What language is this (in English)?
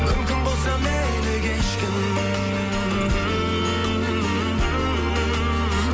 Kazakh